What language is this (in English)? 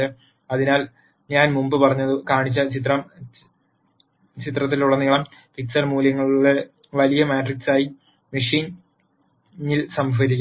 Malayalam